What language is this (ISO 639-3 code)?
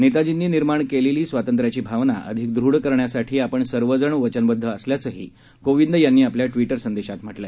mar